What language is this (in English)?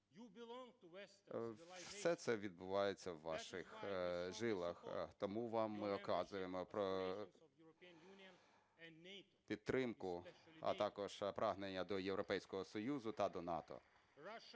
Ukrainian